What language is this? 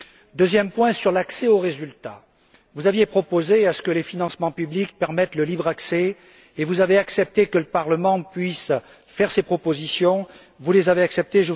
French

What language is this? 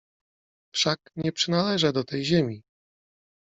Polish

